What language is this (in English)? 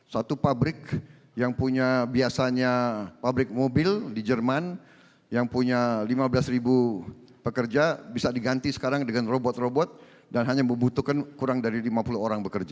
Indonesian